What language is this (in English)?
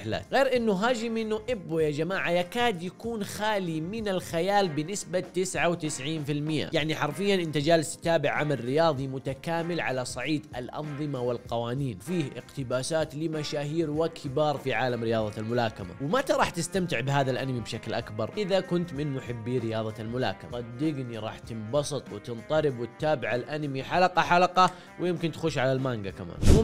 Arabic